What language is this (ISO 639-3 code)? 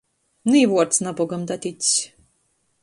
ltg